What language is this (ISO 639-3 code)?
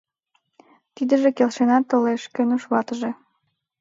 chm